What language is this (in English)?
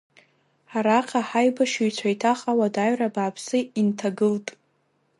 Abkhazian